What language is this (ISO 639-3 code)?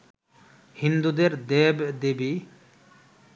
ben